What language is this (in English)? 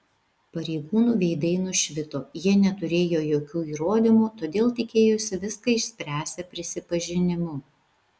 Lithuanian